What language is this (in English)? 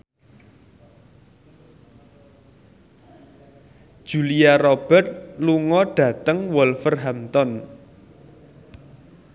Javanese